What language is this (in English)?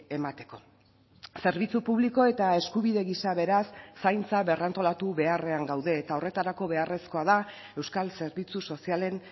Basque